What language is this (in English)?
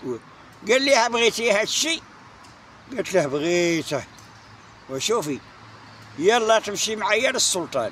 Arabic